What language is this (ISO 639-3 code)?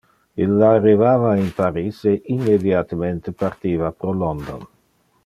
ina